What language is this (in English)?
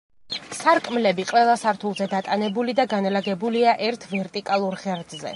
Georgian